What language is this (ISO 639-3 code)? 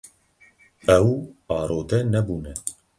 kur